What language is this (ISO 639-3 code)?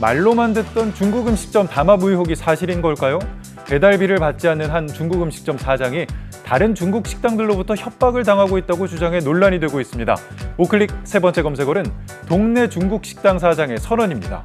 kor